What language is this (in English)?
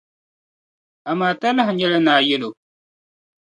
Dagbani